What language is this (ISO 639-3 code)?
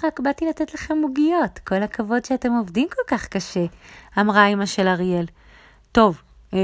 heb